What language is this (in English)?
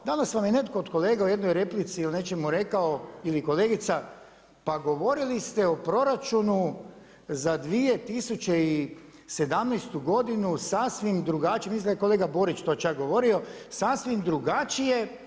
Croatian